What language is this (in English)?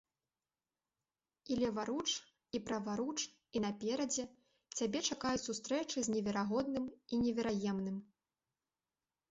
Belarusian